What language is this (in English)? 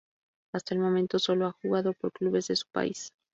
Spanish